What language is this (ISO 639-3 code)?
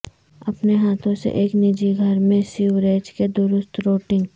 urd